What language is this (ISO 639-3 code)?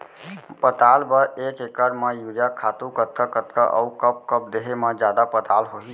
hne